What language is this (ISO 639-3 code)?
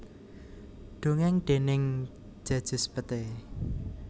jav